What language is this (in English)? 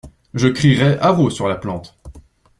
French